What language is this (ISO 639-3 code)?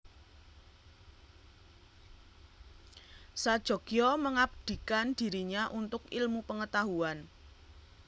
jav